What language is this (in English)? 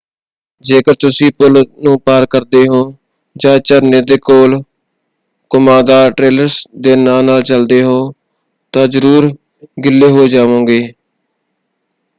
Punjabi